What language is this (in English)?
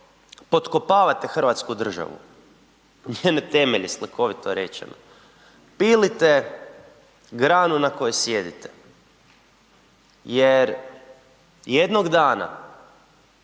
Croatian